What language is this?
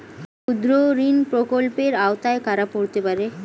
Bangla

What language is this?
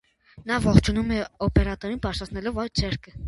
Armenian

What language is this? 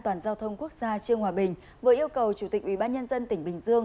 Vietnamese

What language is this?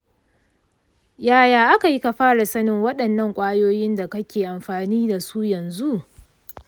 Hausa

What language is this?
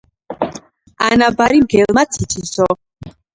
Georgian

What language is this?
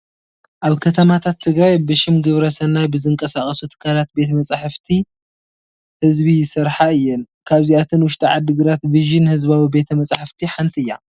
Tigrinya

